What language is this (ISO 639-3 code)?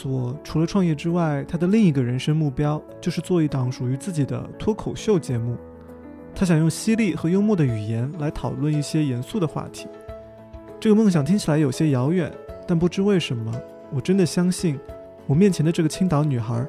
zho